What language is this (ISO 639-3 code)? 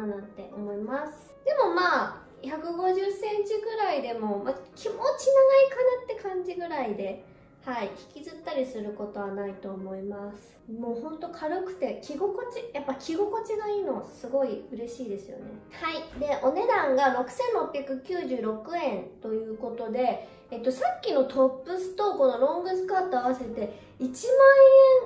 jpn